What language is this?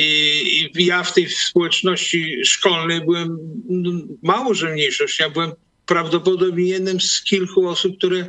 Polish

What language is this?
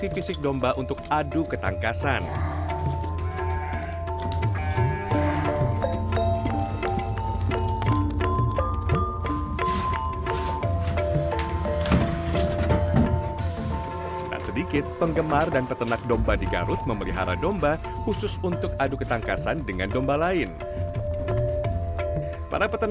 Indonesian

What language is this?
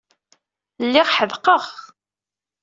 Kabyle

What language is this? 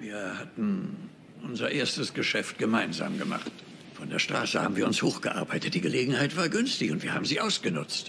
German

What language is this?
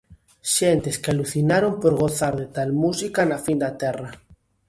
Galician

